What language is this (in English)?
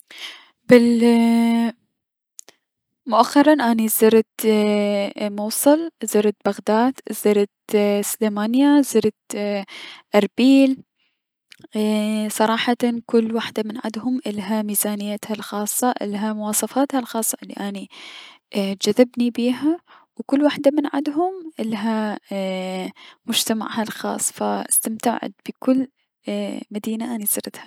Mesopotamian Arabic